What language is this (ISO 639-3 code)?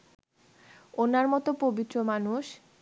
ben